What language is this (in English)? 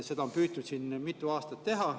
Estonian